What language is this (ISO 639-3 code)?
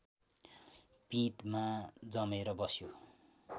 nep